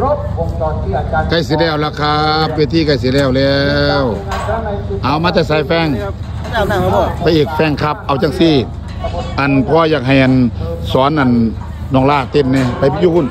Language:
Thai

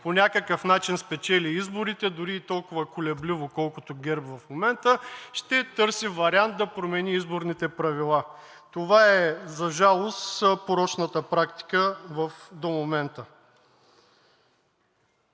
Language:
Bulgarian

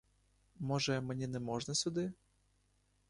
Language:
Ukrainian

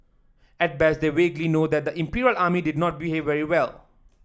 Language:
English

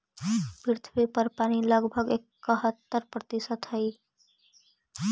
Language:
Magahi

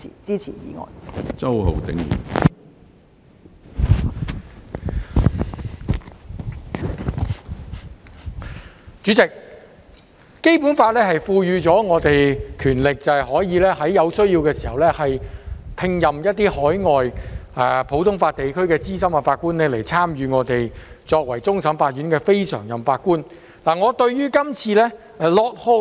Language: Cantonese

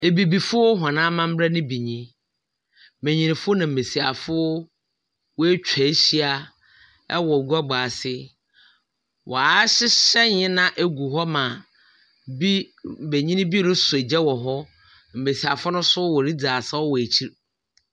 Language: Akan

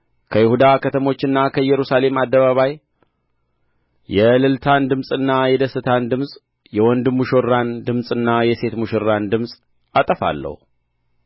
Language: Amharic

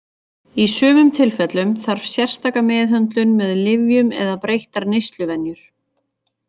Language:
Icelandic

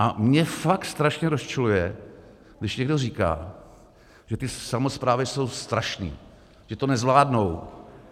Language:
Czech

